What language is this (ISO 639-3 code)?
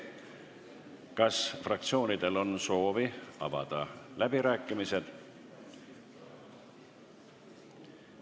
est